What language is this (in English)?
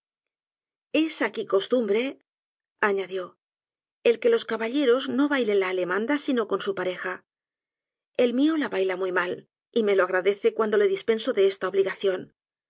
Spanish